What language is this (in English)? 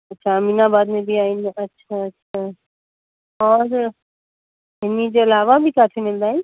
Sindhi